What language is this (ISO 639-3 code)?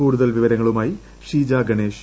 mal